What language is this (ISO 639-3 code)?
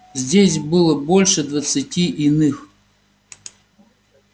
rus